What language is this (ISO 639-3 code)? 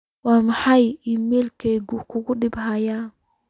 som